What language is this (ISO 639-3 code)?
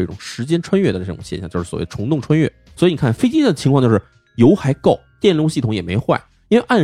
zho